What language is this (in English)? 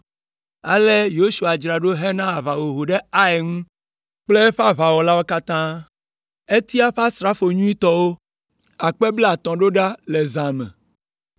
Ewe